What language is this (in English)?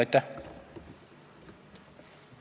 Estonian